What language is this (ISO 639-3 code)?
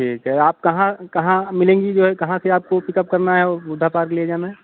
hin